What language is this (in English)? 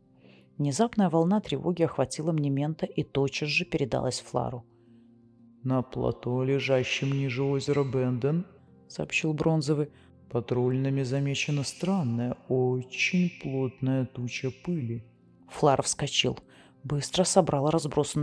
Russian